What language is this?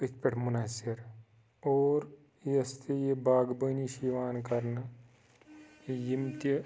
Kashmiri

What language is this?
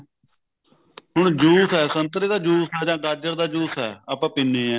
Punjabi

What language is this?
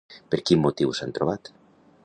Catalan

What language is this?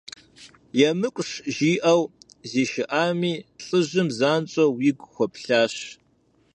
Kabardian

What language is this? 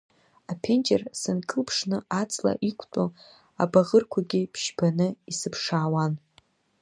Abkhazian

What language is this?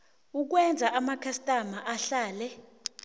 South Ndebele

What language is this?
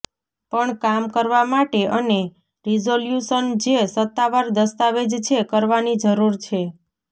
Gujarati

